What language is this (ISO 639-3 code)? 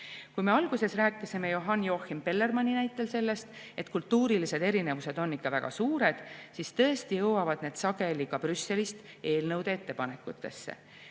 est